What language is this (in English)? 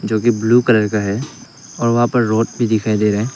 Hindi